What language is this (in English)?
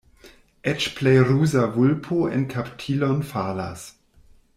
Esperanto